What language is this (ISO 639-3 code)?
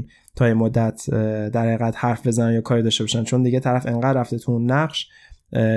fas